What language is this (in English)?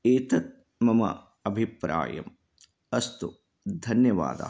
Sanskrit